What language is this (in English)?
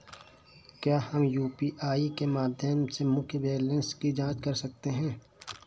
Hindi